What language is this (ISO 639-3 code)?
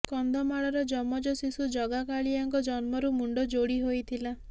ori